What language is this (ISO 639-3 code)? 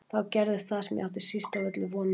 isl